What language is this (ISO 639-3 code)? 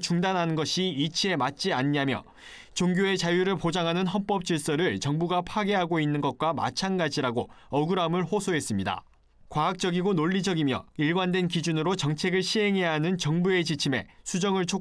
kor